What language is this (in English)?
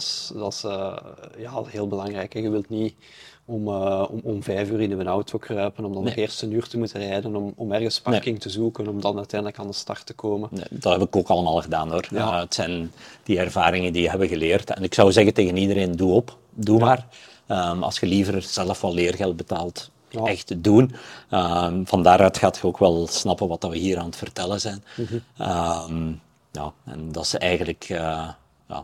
Dutch